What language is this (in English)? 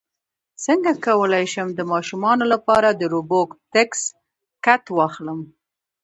Pashto